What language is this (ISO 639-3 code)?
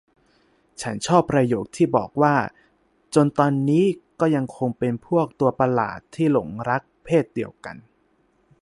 tha